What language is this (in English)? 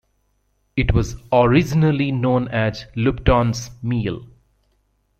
English